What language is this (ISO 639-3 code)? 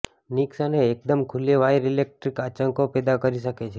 guj